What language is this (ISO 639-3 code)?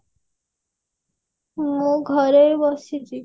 ori